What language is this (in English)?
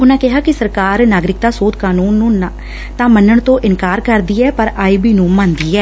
Punjabi